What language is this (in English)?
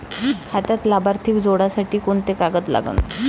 Marathi